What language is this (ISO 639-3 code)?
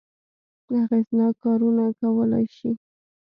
pus